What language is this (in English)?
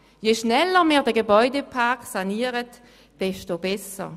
Swiss German